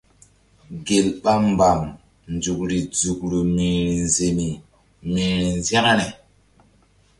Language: Mbum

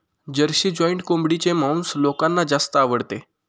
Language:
Marathi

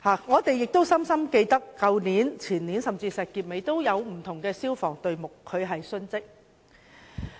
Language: Cantonese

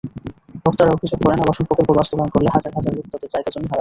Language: Bangla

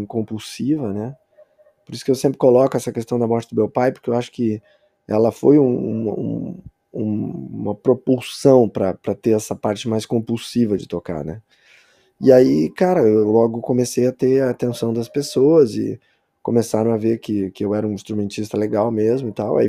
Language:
Portuguese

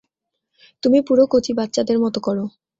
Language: Bangla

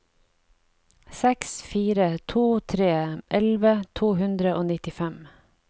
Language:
Norwegian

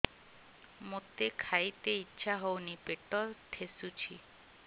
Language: Odia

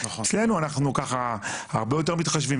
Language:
Hebrew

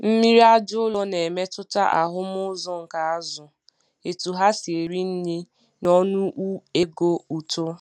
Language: Igbo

